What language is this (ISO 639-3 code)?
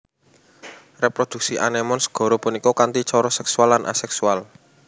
jav